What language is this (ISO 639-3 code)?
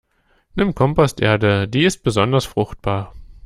deu